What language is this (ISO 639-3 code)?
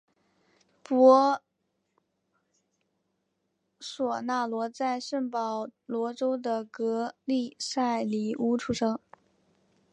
zho